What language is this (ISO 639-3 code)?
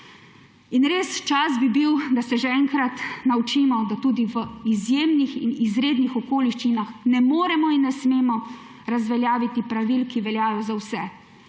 slv